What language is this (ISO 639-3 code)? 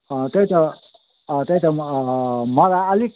nep